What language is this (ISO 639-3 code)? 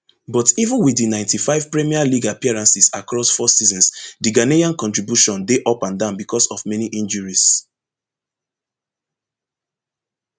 pcm